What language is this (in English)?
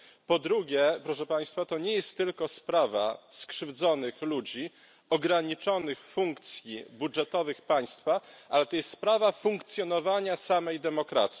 Polish